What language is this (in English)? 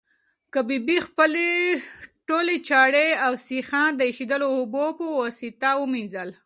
Pashto